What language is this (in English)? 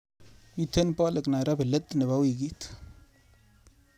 Kalenjin